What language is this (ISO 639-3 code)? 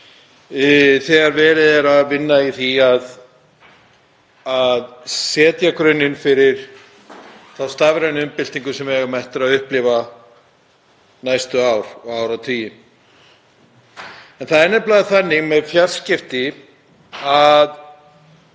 isl